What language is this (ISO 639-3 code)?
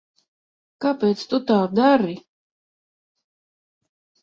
lav